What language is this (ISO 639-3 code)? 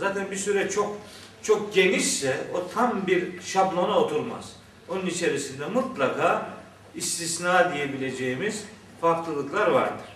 tur